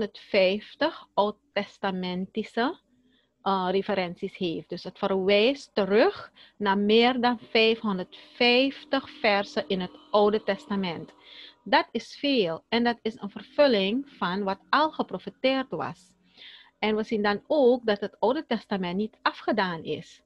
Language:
Dutch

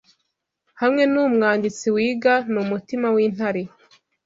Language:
Kinyarwanda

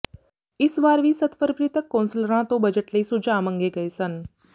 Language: Punjabi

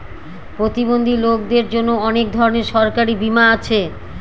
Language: Bangla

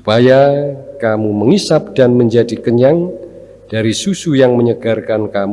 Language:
Indonesian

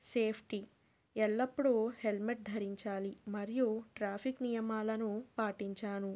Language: Telugu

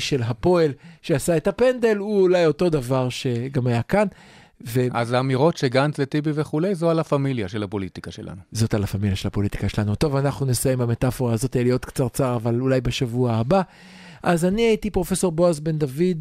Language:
Hebrew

